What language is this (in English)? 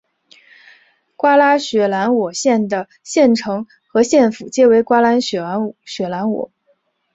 Chinese